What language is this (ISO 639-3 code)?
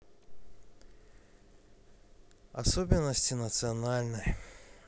rus